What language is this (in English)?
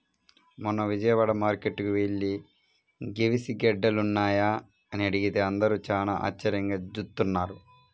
Telugu